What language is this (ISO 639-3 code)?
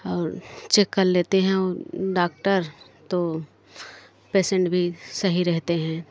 hin